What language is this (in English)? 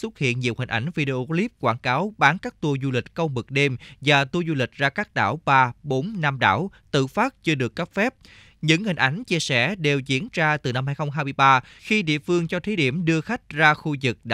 Vietnamese